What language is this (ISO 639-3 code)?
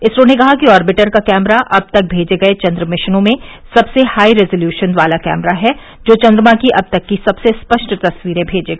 hin